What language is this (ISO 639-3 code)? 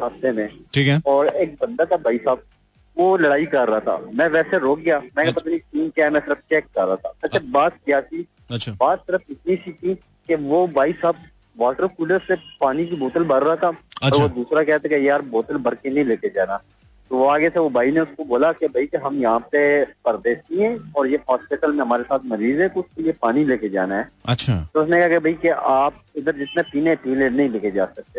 hin